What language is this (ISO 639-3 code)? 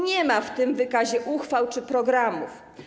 pol